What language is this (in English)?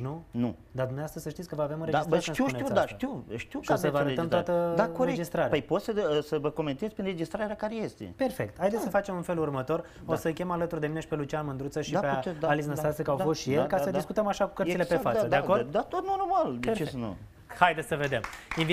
Romanian